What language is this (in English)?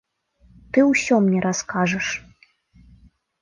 Belarusian